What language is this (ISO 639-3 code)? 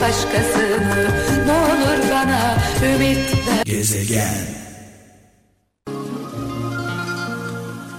tur